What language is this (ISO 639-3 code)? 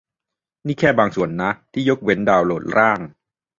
tha